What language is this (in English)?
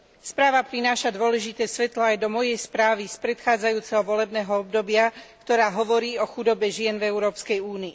Slovak